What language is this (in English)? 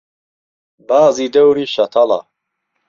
Central Kurdish